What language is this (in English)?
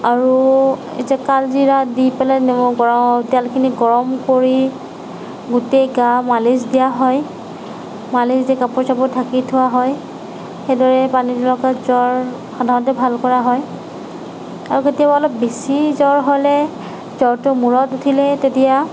Assamese